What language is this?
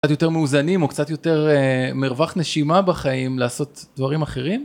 Hebrew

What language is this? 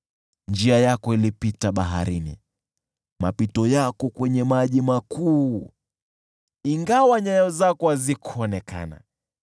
Swahili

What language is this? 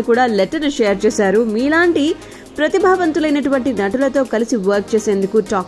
Telugu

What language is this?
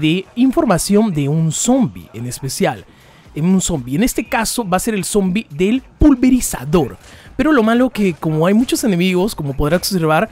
Spanish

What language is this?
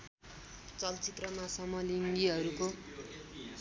Nepali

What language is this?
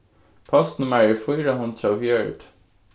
Faroese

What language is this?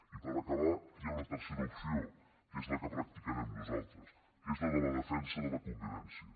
Catalan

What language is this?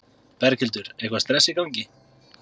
Icelandic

